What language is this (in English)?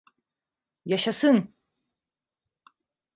Turkish